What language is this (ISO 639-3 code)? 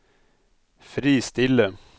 nor